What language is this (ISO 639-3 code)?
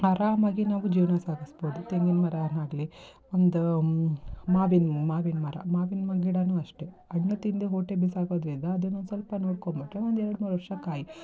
kan